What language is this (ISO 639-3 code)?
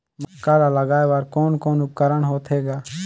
hne